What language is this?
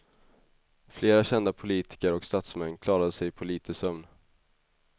Swedish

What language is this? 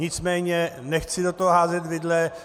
Czech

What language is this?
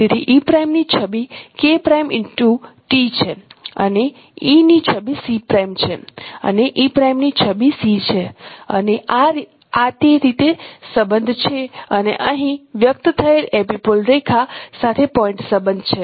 Gujarati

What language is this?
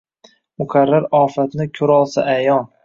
Uzbek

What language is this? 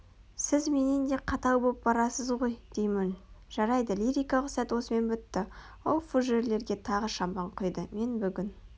Kazakh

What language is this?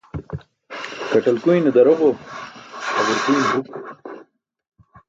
Burushaski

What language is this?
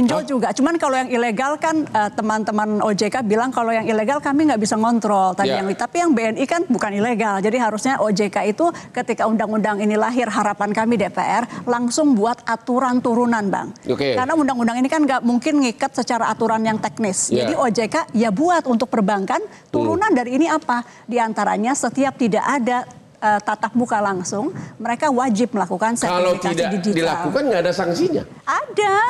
Indonesian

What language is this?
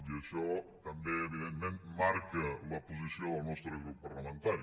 Catalan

